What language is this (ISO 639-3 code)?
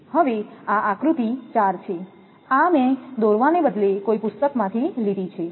guj